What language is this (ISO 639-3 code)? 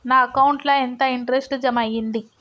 tel